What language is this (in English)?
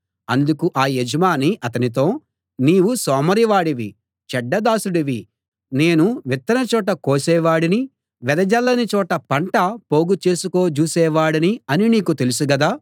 Telugu